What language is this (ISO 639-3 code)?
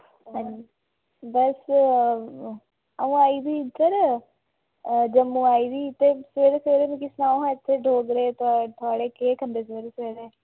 doi